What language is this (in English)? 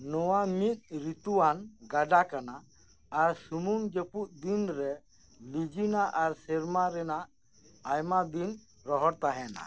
Santali